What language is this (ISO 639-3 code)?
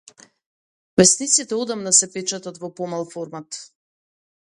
mkd